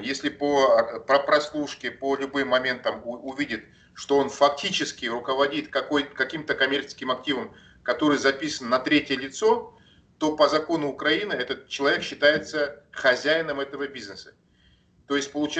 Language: Russian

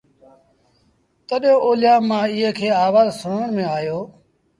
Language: Sindhi Bhil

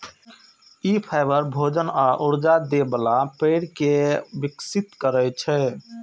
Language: Maithili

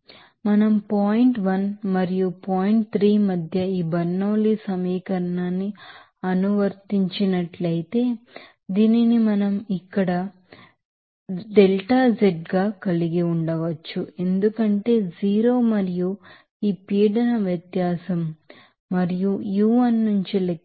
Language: Telugu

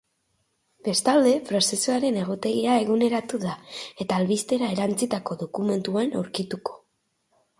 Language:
Basque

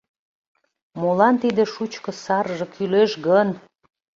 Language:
Mari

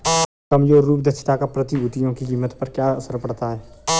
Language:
Hindi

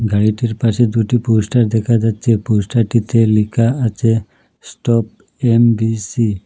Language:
Bangla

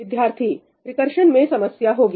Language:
Hindi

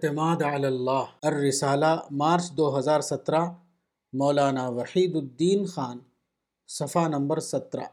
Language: Urdu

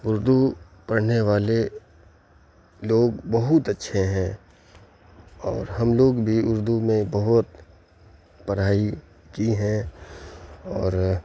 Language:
Urdu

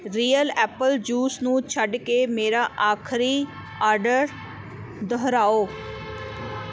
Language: Punjabi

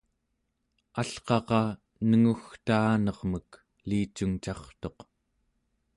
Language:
Central Yupik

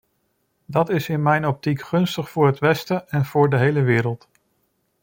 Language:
Dutch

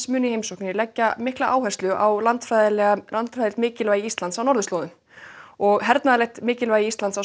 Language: Icelandic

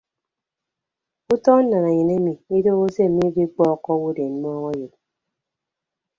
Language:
Ibibio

